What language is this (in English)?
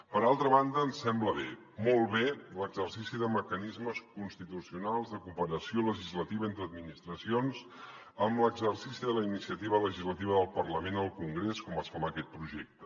Catalan